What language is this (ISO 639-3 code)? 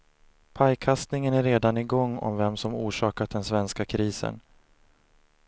swe